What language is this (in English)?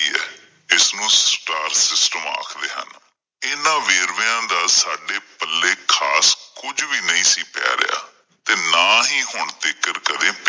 Punjabi